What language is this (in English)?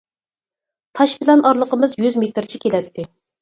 Uyghur